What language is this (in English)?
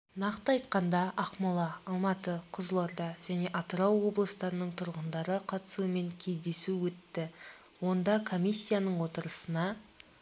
Kazakh